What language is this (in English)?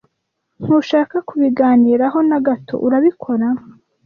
Kinyarwanda